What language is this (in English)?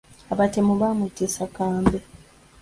Ganda